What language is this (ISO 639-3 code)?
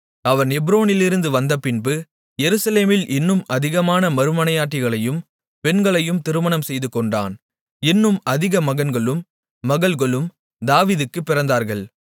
tam